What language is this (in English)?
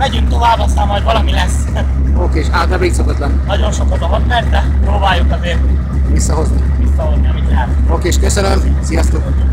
Hungarian